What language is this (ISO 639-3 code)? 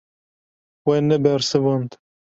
kur